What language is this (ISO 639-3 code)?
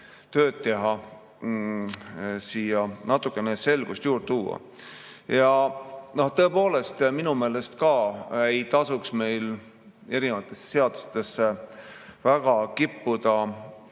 est